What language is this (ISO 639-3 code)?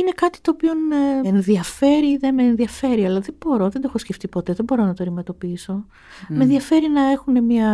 ell